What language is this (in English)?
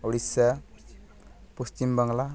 Santali